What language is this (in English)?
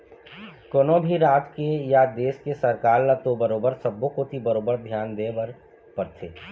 Chhattisgarhi